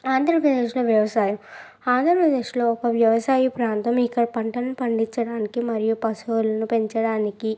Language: Telugu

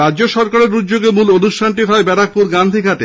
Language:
Bangla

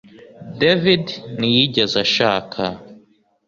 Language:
Kinyarwanda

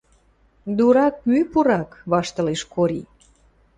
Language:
Western Mari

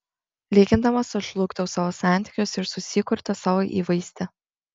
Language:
Lithuanian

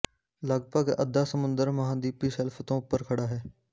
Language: Punjabi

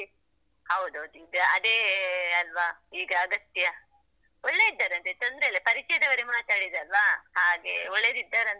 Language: Kannada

